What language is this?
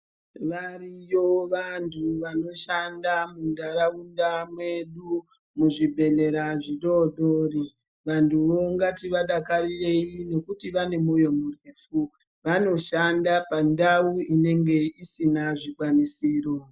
Ndau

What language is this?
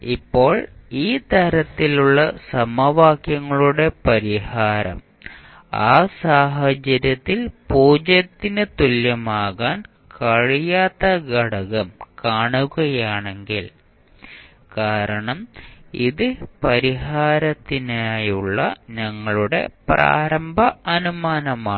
Malayalam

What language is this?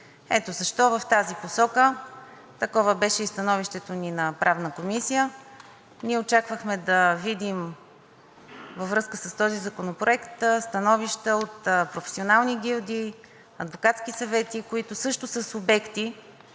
Bulgarian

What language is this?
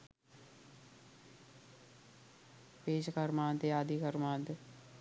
Sinhala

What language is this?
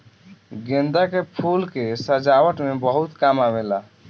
Bhojpuri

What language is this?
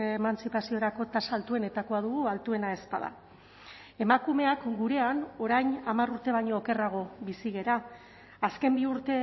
Basque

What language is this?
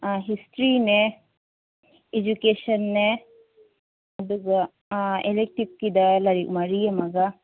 Manipuri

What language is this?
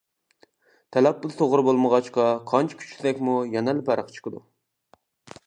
Uyghur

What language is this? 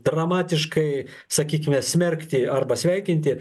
Lithuanian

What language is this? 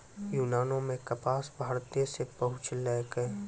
Maithili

